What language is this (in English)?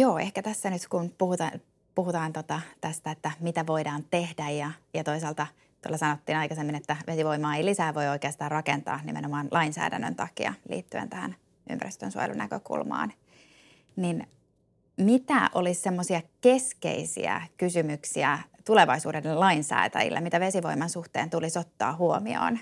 Finnish